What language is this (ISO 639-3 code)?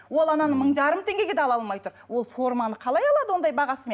kaz